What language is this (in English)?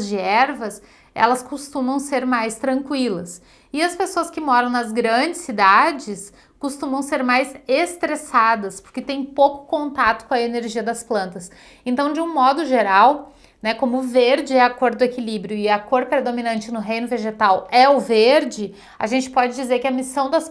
Portuguese